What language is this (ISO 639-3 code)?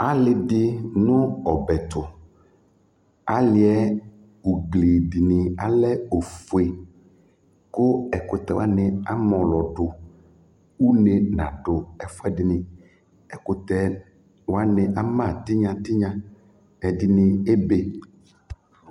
kpo